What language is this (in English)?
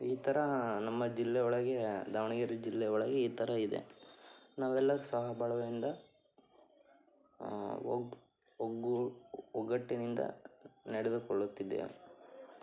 Kannada